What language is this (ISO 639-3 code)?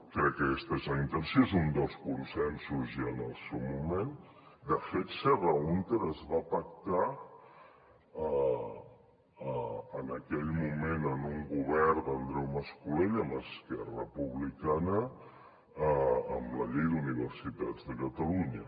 cat